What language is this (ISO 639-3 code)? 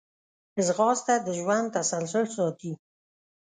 pus